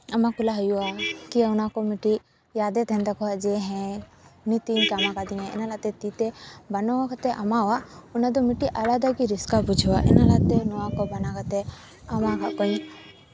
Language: Santali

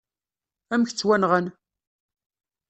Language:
Kabyle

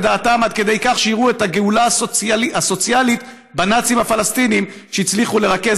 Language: Hebrew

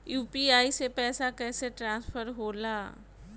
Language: Bhojpuri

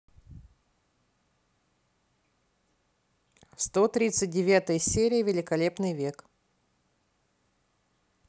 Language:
Russian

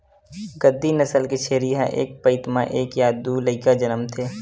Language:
Chhattisgarhi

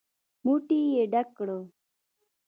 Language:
Pashto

